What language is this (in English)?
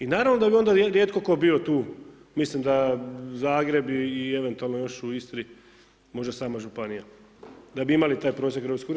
Croatian